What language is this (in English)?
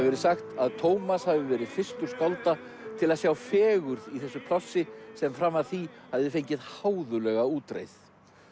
Icelandic